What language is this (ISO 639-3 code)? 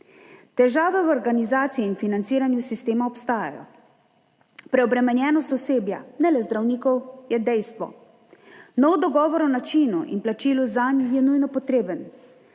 slv